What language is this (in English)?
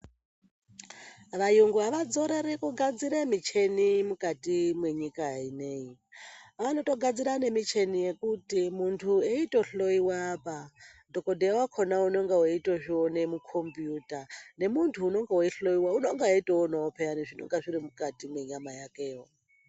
Ndau